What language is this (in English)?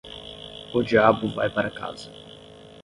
Portuguese